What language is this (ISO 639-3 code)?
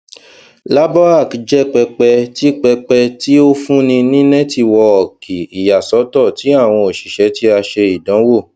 yor